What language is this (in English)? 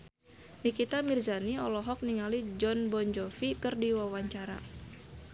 Sundanese